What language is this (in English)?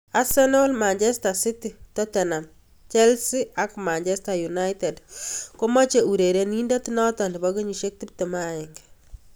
Kalenjin